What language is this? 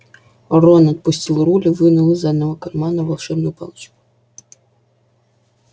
Russian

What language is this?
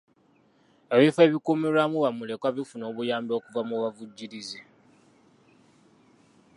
Ganda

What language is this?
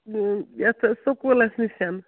Kashmiri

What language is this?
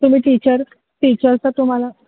Marathi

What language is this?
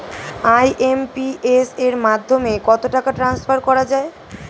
Bangla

